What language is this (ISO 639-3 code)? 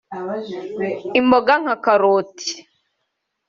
kin